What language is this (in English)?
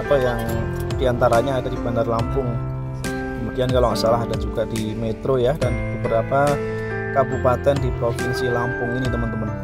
Indonesian